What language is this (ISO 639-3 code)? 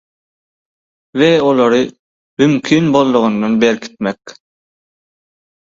tuk